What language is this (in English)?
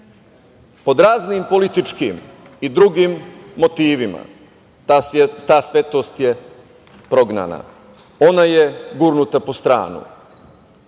Serbian